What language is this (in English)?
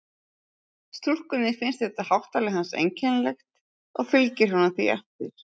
Icelandic